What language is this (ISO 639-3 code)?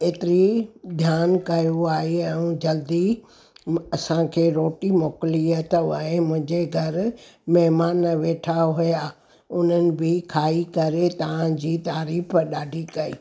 snd